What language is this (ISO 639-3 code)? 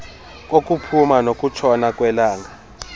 xho